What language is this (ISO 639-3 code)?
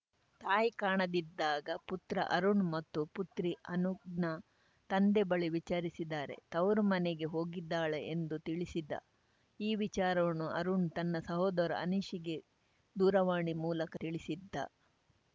kan